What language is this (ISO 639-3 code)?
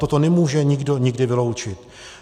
ces